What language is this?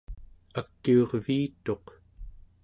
Central Yupik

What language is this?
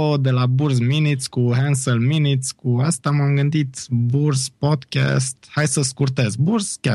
Romanian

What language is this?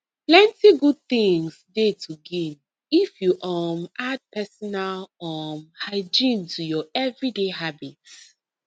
Nigerian Pidgin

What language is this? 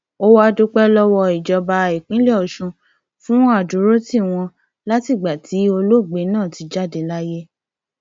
Yoruba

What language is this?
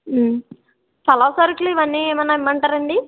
Telugu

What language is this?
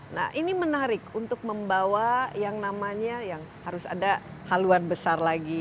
Indonesian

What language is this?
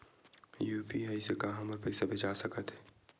Chhattisgarhi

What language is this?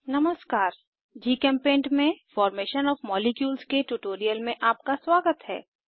Hindi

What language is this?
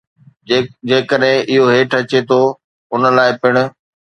Sindhi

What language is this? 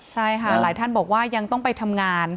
Thai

